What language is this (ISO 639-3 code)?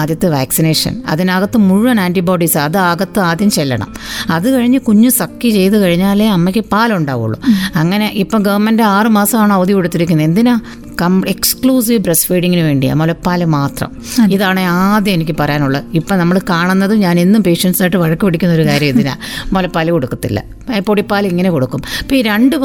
mal